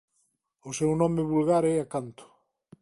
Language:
Galician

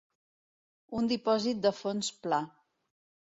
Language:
Catalan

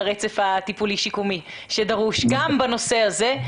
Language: Hebrew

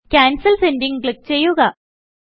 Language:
Malayalam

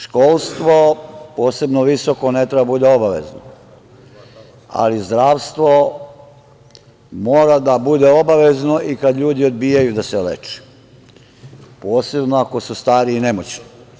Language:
Serbian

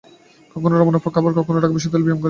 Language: Bangla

